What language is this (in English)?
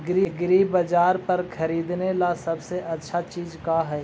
Magahi